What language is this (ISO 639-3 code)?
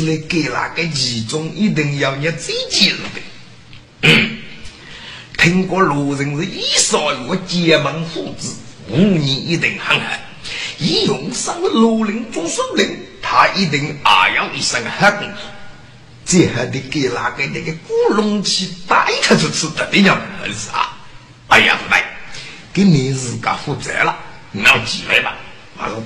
zho